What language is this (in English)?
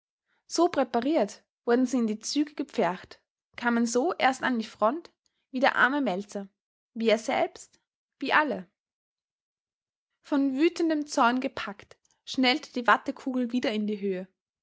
German